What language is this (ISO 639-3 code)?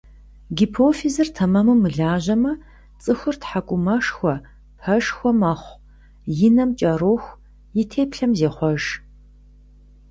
kbd